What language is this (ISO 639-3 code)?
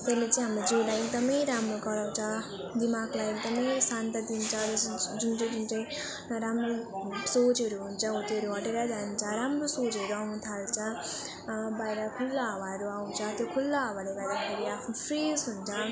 nep